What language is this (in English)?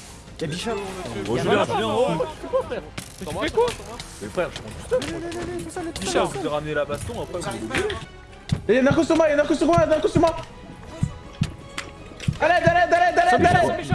French